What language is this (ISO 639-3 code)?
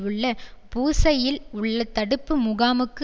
tam